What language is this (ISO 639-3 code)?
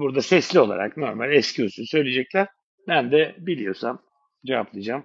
tur